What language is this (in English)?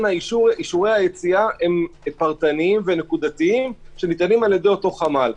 Hebrew